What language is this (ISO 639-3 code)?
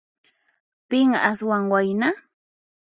qxp